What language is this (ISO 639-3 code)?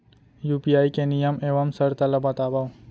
hne